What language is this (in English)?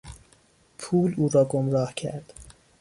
Persian